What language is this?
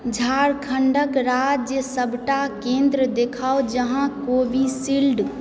Maithili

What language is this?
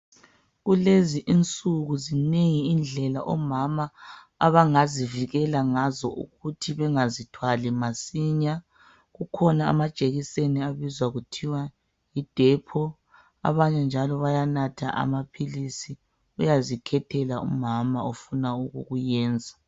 North Ndebele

